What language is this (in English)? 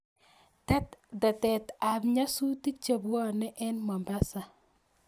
Kalenjin